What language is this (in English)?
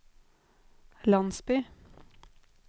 Norwegian